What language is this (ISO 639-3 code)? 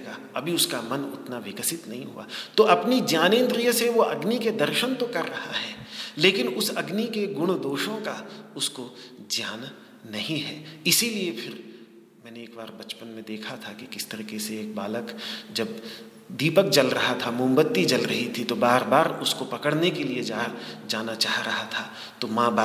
hin